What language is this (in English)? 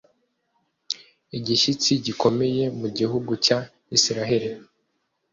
Kinyarwanda